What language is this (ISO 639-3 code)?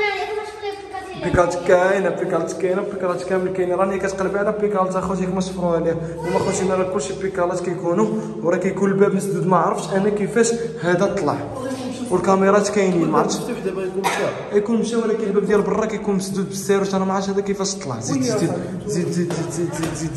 ara